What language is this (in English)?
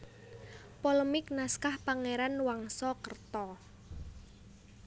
Javanese